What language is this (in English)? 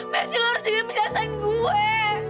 Indonesian